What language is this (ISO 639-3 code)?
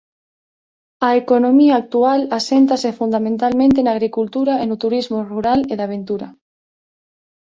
glg